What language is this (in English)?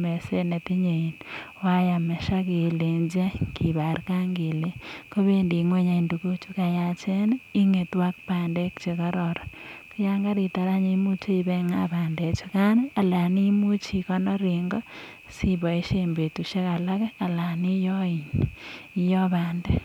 Kalenjin